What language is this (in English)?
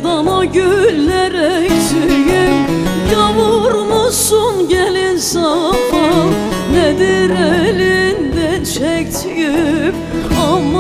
Turkish